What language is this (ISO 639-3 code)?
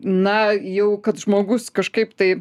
lit